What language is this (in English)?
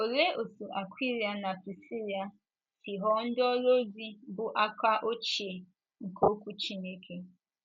Igbo